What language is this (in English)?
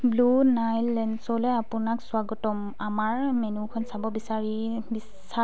Assamese